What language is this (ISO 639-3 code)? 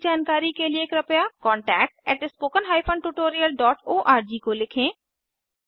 hin